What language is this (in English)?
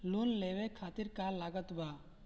Bhojpuri